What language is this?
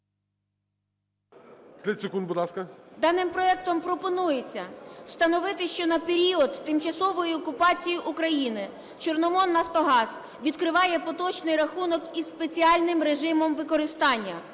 Ukrainian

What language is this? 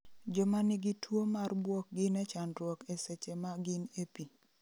Luo (Kenya and Tanzania)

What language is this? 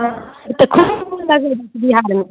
Maithili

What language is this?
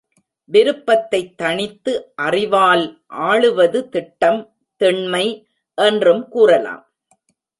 Tamil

